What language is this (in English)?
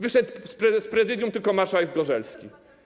Polish